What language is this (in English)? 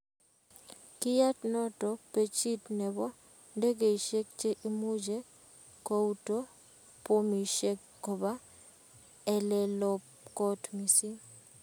Kalenjin